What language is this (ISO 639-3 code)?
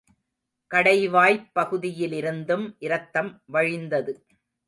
tam